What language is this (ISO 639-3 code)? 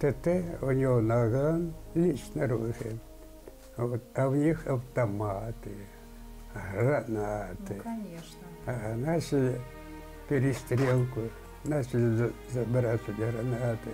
rus